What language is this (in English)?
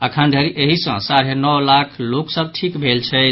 Maithili